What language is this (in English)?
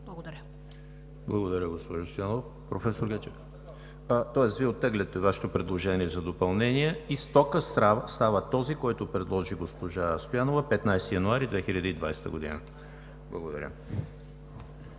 Bulgarian